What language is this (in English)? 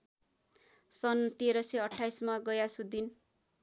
Nepali